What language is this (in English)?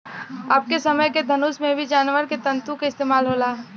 Bhojpuri